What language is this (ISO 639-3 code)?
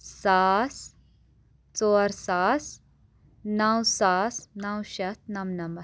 kas